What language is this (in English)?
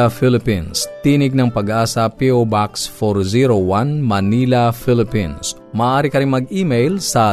Filipino